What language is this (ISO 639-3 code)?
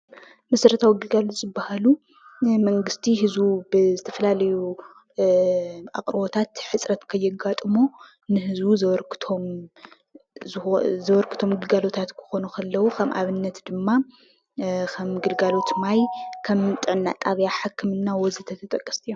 tir